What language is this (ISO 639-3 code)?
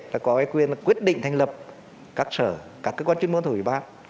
vie